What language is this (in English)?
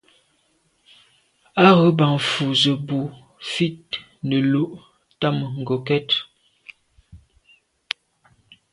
Medumba